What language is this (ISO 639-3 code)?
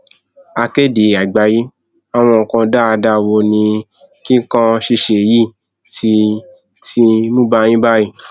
yor